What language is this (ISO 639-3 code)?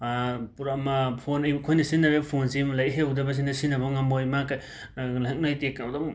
mni